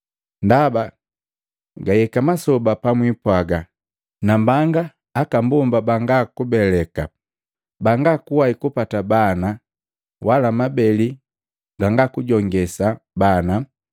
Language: Matengo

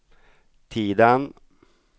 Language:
Swedish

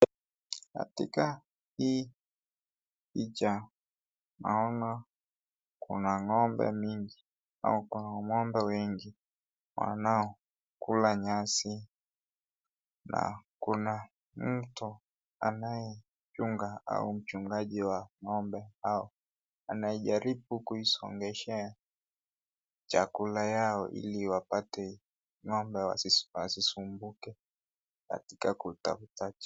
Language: Swahili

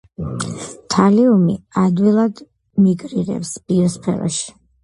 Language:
Georgian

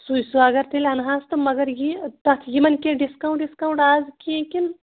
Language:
Kashmiri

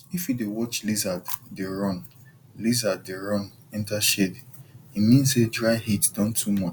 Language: Nigerian Pidgin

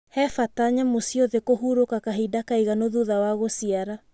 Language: Kikuyu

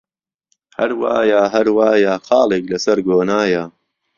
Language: Central Kurdish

